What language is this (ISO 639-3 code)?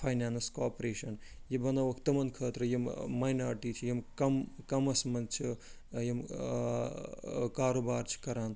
kas